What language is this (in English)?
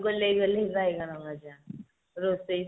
Odia